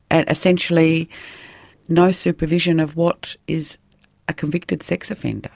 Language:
English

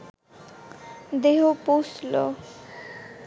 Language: Bangla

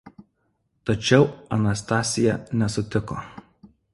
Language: Lithuanian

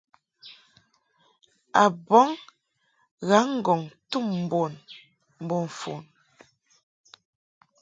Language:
Mungaka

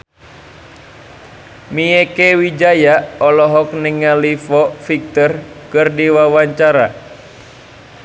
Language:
Sundanese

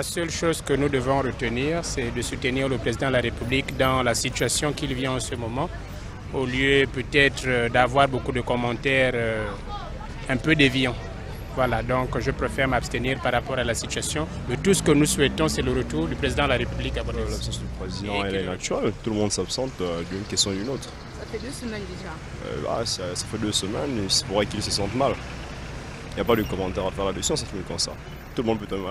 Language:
French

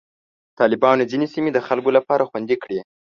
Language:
Pashto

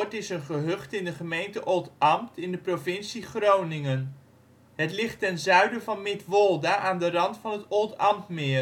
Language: Dutch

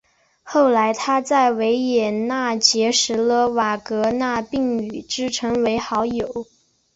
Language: Chinese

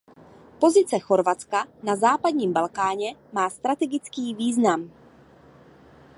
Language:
Czech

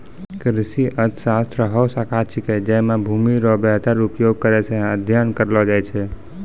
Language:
Maithili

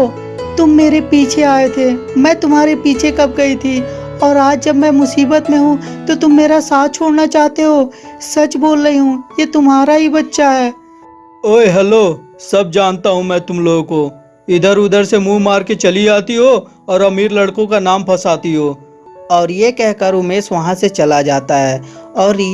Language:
Hindi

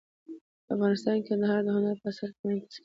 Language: Pashto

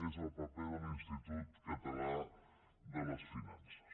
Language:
Catalan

